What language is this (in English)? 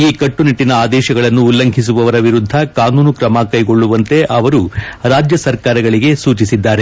Kannada